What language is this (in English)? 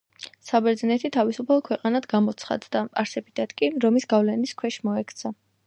Georgian